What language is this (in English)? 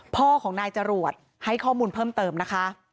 Thai